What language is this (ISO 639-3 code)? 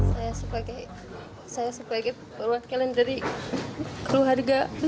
ind